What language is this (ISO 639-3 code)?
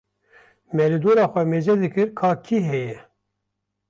kur